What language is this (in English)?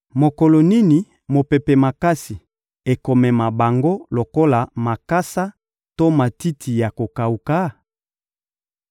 Lingala